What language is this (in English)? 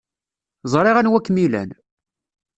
Kabyle